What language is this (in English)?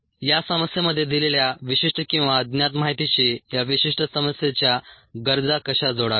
Marathi